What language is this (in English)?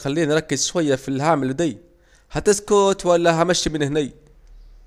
Saidi Arabic